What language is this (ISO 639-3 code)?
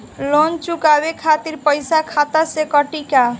bho